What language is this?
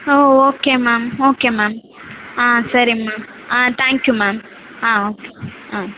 Tamil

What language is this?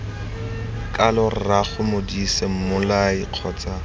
Tswana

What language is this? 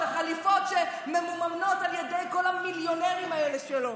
Hebrew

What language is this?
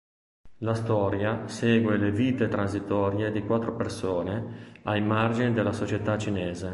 Italian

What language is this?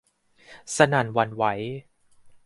Thai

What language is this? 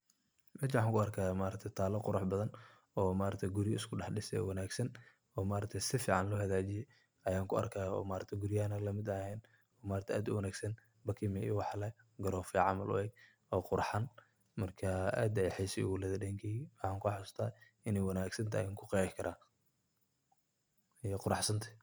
Somali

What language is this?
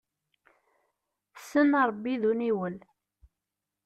Kabyle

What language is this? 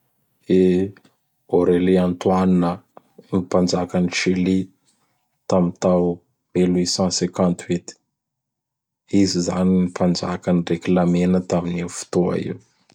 Bara Malagasy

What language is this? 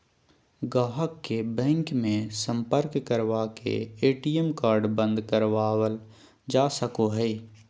Magahi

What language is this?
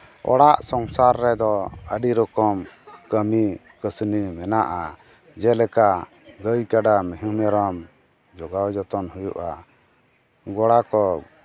Santali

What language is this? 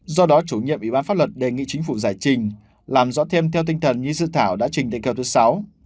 Vietnamese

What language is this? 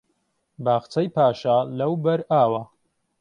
Central Kurdish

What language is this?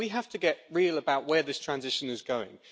English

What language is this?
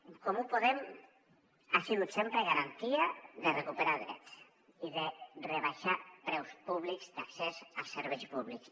Catalan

